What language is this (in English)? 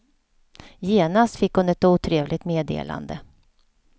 Swedish